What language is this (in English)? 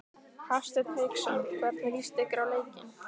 Icelandic